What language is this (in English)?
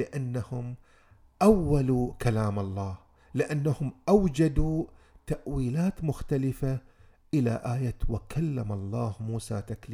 Arabic